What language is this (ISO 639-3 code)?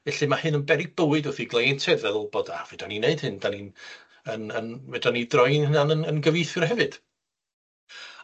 cym